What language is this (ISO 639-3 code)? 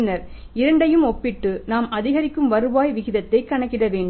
tam